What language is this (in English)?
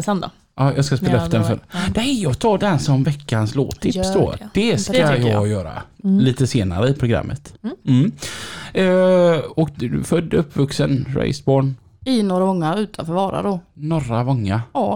Swedish